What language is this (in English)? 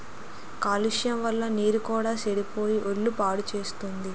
Telugu